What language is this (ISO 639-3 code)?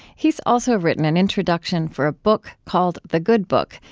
eng